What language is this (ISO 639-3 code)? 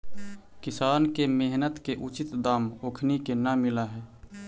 mag